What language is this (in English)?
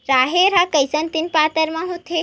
Chhattisgarhi